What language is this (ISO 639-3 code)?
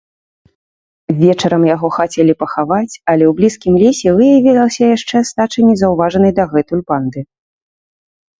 bel